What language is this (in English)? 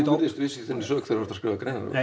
Icelandic